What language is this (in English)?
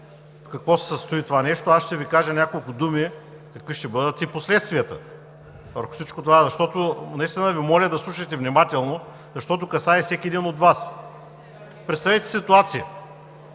Bulgarian